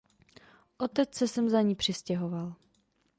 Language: Czech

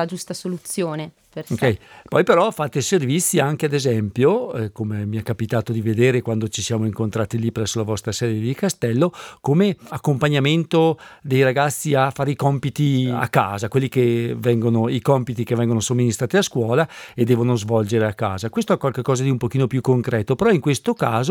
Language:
Italian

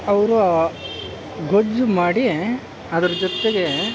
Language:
Kannada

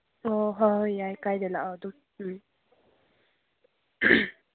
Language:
Manipuri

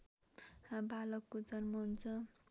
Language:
Nepali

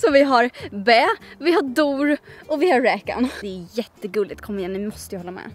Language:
Swedish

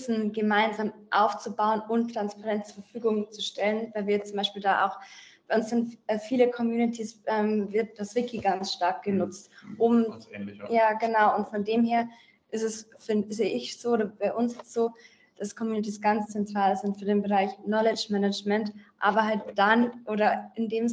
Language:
German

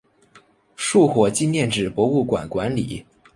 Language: Chinese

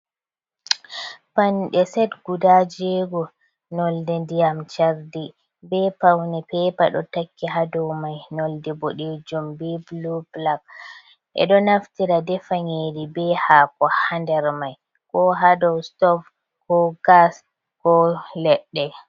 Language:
Fula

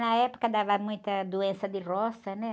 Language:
Portuguese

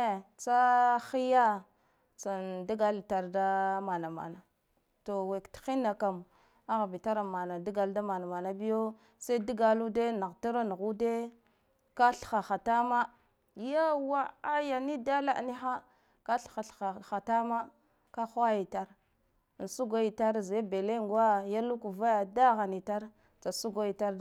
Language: Guduf-Gava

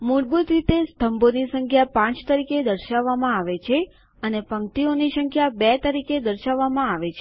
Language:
Gujarati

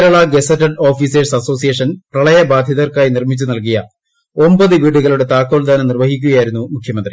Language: Malayalam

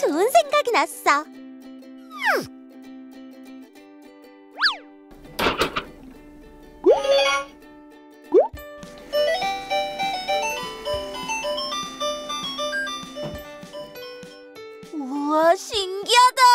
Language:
Korean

